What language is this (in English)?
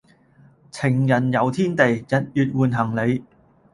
Cantonese